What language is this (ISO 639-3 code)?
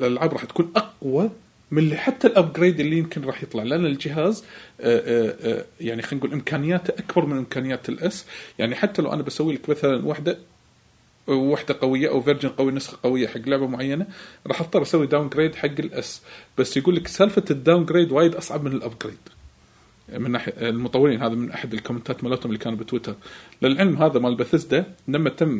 ara